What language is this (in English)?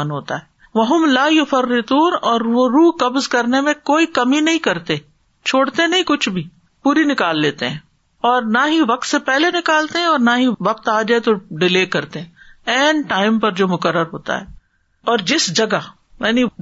Urdu